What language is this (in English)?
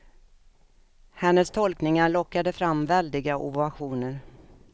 Swedish